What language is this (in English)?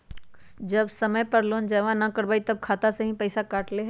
Magahi